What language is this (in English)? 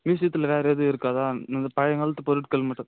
Tamil